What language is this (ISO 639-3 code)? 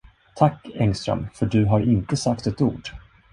swe